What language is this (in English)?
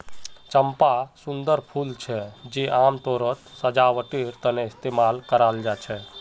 Magahi